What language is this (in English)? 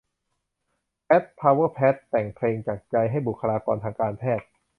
Thai